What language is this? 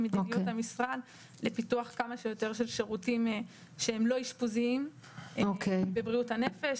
Hebrew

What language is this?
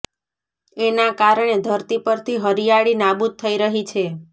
Gujarati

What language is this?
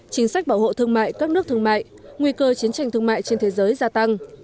Vietnamese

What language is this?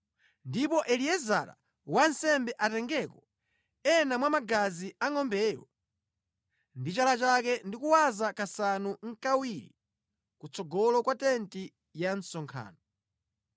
Nyanja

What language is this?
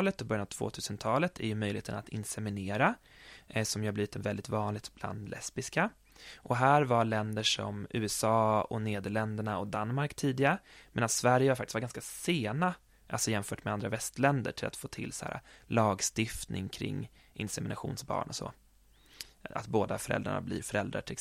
Swedish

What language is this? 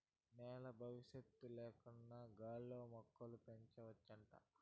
Telugu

